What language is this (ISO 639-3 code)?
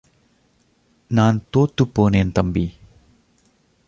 tam